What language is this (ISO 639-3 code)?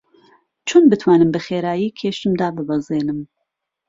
ckb